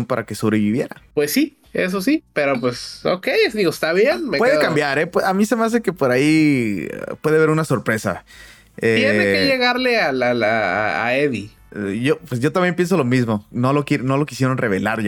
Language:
Spanish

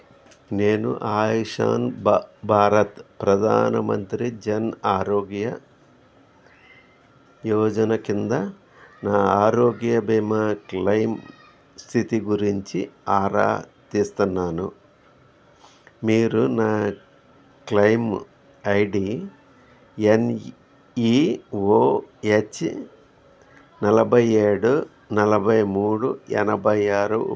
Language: Telugu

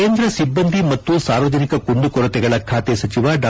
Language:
Kannada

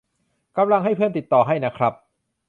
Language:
Thai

